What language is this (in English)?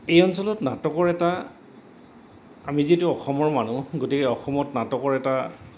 Assamese